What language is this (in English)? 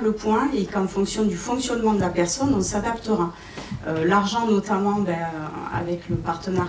French